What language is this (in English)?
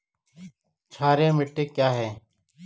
Hindi